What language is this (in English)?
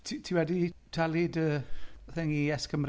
Welsh